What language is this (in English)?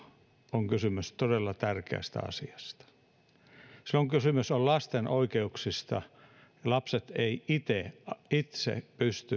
Finnish